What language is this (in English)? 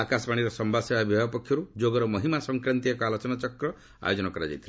Odia